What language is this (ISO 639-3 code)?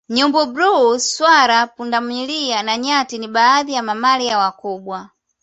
swa